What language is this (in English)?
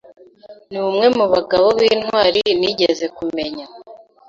Kinyarwanda